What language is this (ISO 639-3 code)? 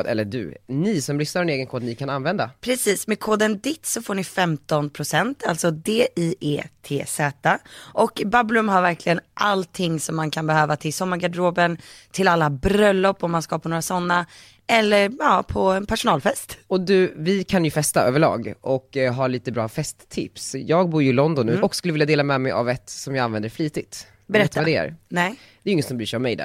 swe